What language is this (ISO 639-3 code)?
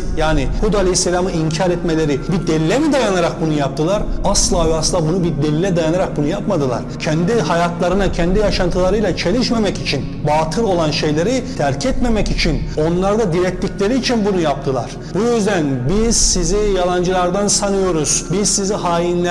tur